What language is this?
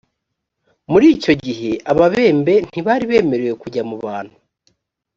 Kinyarwanda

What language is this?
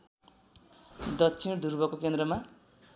Nepali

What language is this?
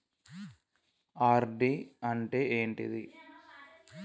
Telugu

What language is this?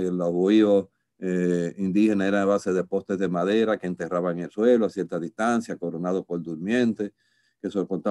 Spanish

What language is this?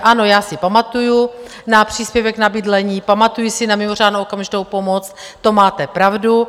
Czech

